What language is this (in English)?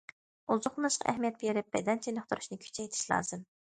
Uyghur